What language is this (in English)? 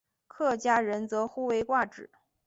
Chinese